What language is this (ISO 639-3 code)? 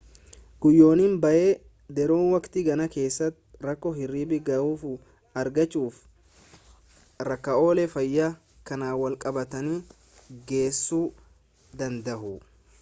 orm